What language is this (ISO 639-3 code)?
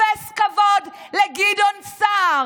heb